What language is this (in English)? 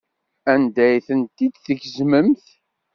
Kabyle